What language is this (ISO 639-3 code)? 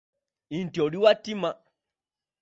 lug